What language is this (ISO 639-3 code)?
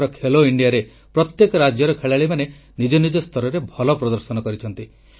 ori